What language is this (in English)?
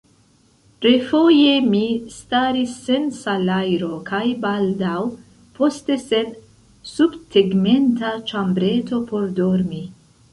Esperanto